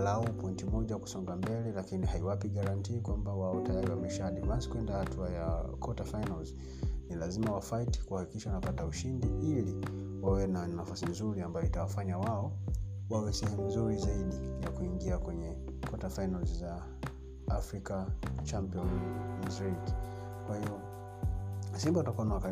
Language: Swahili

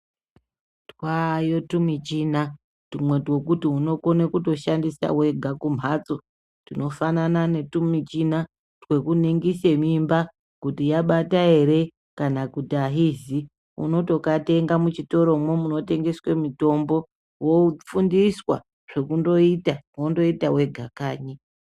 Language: Ndau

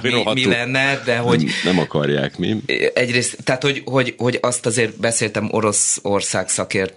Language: Hungarian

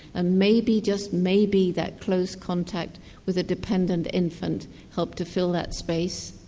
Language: English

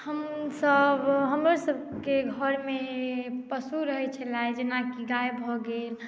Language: Maithili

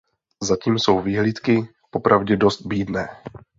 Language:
Czech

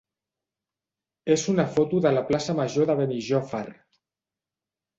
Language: Catalan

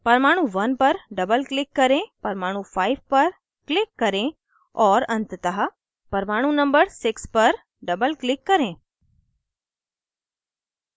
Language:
Hindi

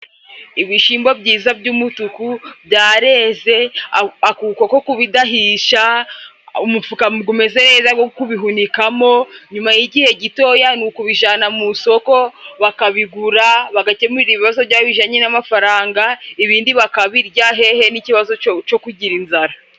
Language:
Kinyarwanda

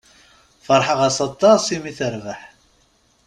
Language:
Kabyle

